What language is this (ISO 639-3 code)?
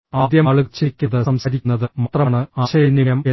mal